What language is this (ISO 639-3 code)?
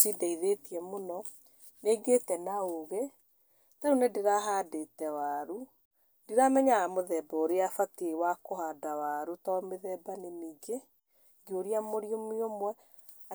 kik